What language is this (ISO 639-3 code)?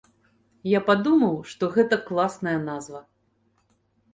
bel